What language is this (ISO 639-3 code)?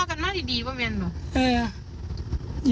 tha